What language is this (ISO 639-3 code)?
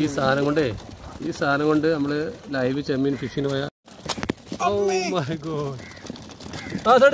mal